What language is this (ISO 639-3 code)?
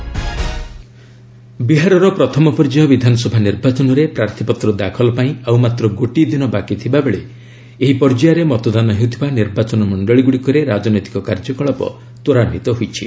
ori